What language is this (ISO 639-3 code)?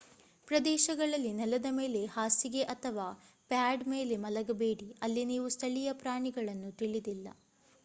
kan